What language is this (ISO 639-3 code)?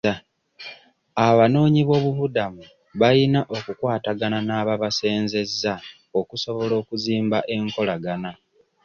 lug